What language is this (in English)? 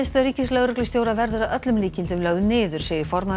Icelandic